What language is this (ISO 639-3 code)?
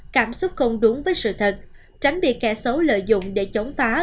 vie